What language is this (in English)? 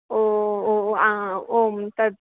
Sanskrit